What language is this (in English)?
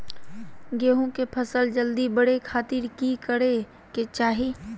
Magahi